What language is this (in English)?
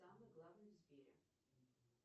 Russian